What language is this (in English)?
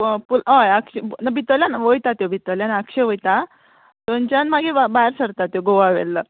Konkani